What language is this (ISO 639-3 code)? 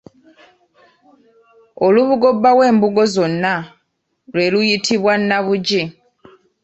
lug